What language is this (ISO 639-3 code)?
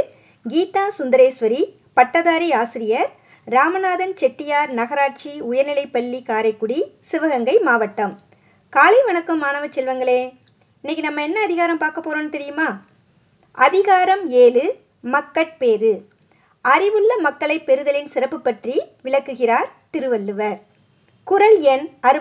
tam